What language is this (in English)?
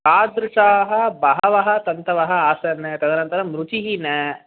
Sanskrit